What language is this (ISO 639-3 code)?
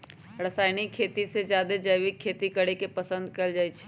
mag